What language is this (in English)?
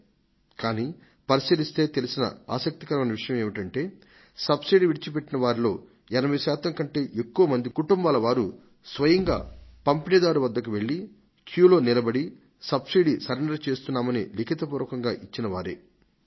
Telugu